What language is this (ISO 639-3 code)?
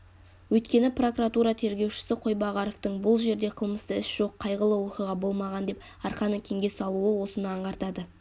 kaz